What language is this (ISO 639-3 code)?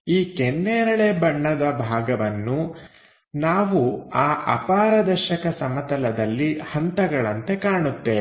kan